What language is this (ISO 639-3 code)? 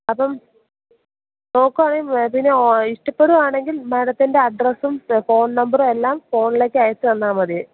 mal